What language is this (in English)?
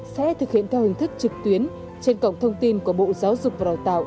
Vietnamese